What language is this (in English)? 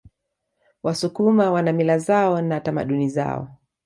Swahili